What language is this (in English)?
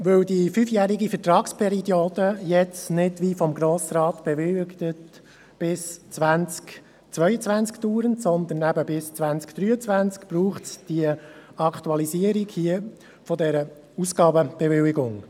Swiss German